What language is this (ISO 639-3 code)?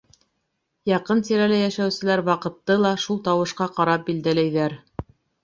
bak